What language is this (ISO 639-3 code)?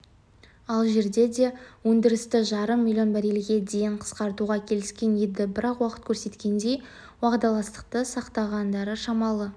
kaz